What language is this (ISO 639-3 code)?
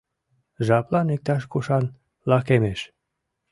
chm